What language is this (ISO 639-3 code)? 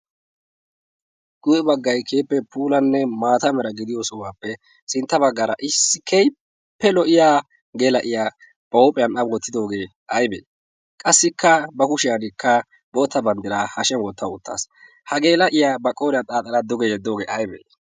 wal